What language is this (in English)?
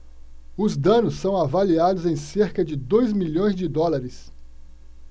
Portuguese